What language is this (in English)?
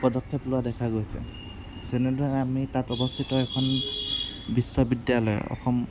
Assamese